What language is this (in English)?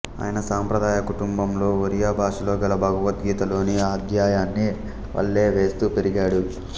Telugu